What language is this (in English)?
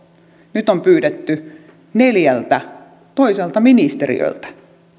Finnish